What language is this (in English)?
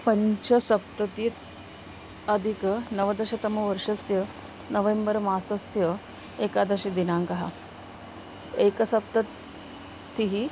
Sanskrit